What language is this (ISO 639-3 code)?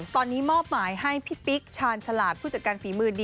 tha